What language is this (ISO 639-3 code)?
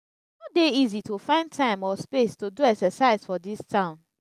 pcm